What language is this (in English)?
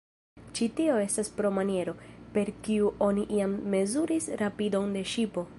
Esperanto